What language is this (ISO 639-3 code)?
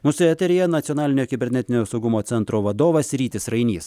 lit